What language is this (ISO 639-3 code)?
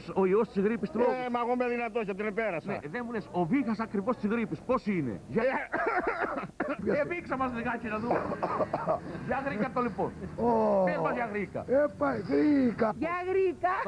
ell